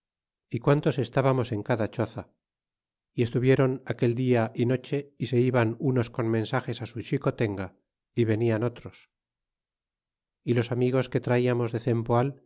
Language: Spanish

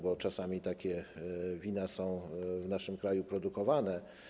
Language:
Polish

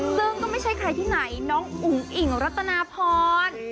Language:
Thai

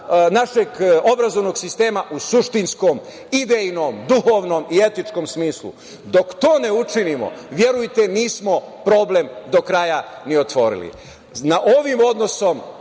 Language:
Serbian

